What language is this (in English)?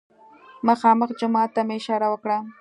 Pashto